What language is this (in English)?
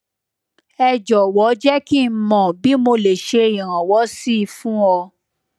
Yoruba